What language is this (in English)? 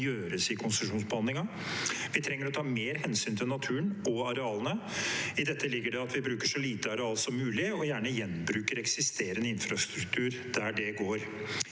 Norwegian